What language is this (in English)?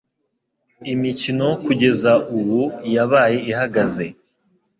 Kinyarwanda